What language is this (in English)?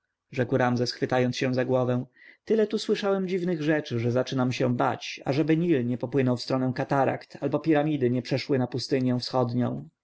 Polish